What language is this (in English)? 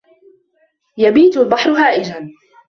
Arabic